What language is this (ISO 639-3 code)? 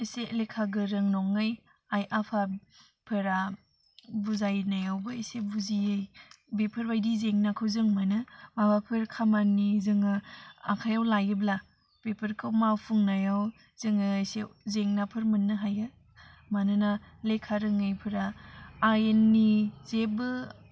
brx